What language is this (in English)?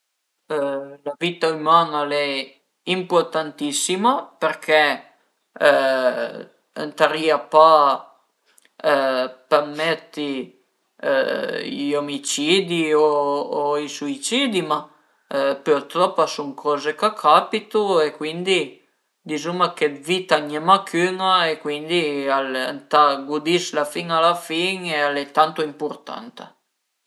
Piedmontese